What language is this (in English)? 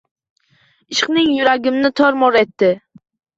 Uzbek